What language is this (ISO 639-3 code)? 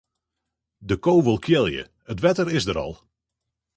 fry